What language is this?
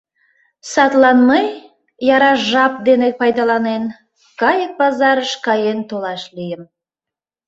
Mari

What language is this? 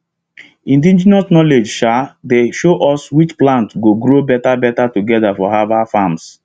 Nigerian Pidgin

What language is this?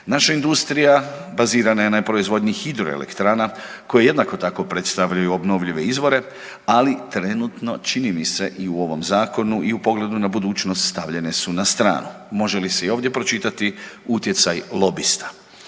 Croatian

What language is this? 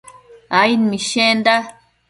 Matsés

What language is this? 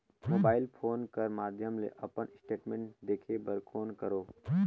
Chhattisgarhi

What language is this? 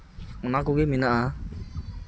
Santali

